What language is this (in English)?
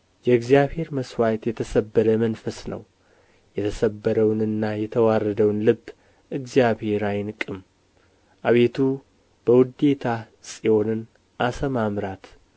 Amharic